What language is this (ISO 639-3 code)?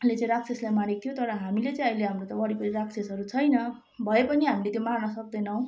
nep